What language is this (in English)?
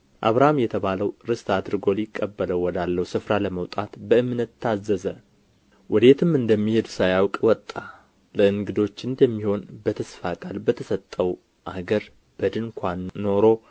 Amharic